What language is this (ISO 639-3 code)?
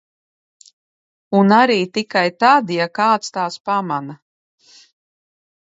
lav